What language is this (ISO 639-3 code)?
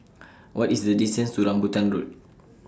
eng